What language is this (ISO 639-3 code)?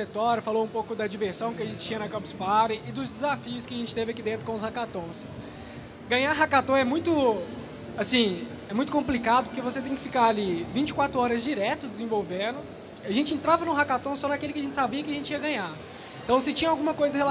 por